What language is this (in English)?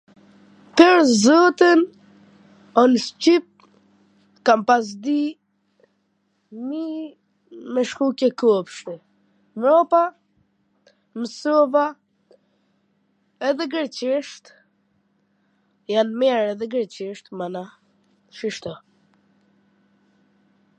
Gheg Albanian